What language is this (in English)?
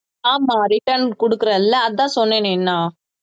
Tamil